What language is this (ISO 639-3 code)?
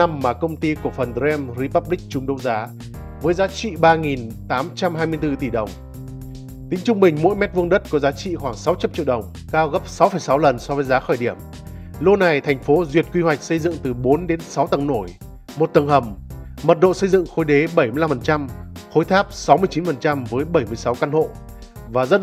vie